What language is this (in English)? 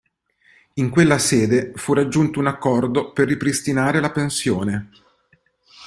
Italian